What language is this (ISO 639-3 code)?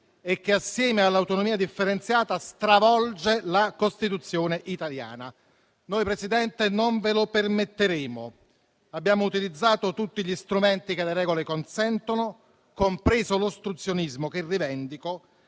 ita